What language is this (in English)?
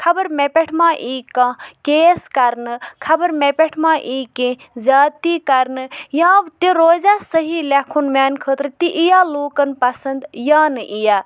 Kashmiri